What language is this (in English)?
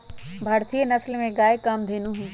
Magahi